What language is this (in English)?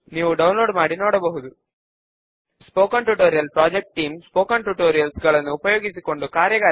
Telugu